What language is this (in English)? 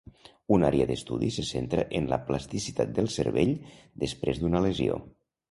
Catalan